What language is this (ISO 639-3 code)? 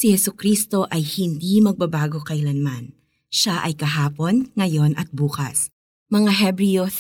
fil